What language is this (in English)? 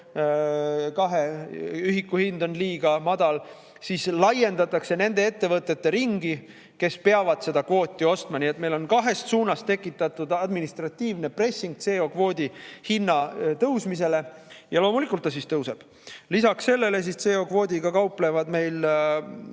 Estonian